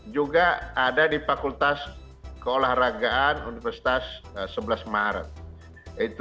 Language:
Indonesian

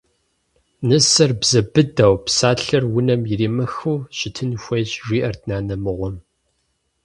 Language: Kabardian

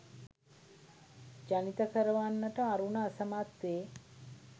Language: Sinhala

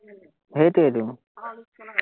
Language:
Assamese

